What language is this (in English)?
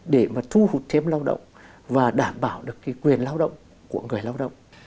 Vietnamese